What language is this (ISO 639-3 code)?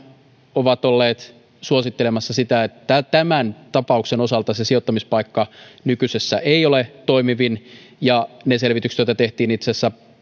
fin